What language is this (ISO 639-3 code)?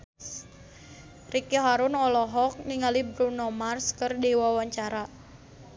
sun